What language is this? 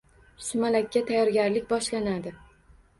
Uzbek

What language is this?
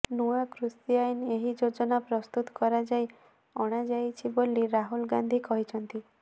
Odia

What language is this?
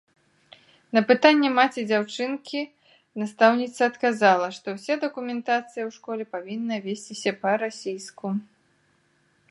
Belarusian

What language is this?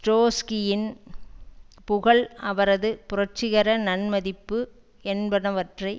Tamil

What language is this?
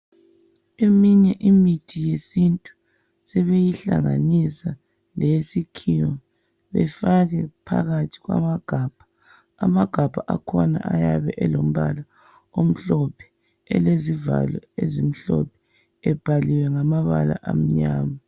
North Ndebele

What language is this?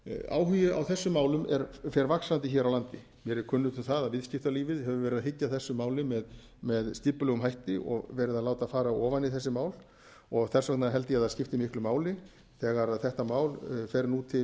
Icelandic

